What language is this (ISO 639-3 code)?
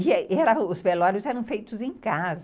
por